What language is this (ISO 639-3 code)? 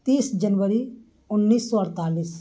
urd